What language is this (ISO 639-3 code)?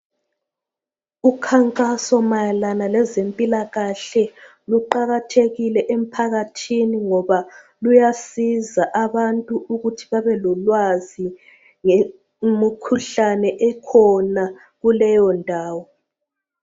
nde